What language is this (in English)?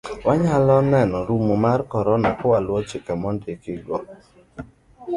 Luo (Kenya and Tanzania)